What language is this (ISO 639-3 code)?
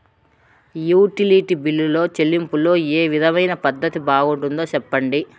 tel